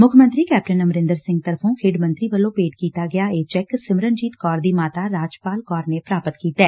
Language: Punjabi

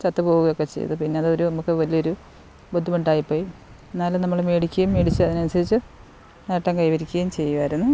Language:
Malayalam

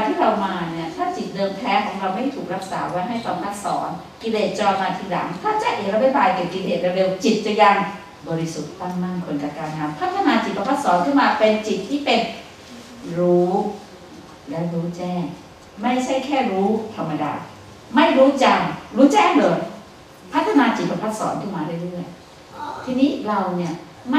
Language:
Thai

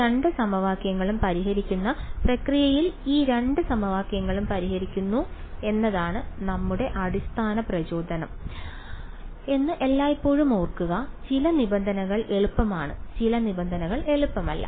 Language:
Malayalam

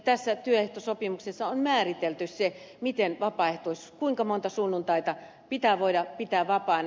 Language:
Finnish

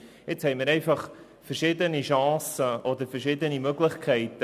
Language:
Swiss German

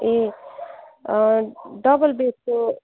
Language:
Nepali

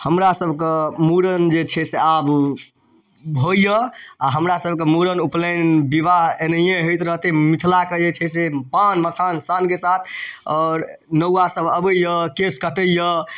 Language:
Maithili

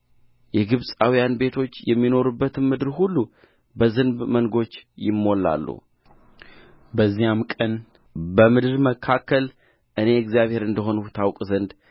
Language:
Amharic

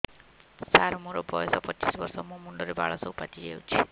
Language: Odia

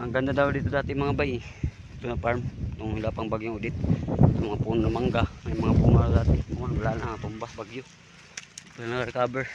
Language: Filipino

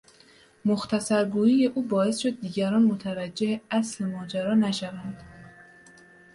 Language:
Persian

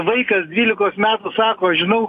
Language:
Lithuanian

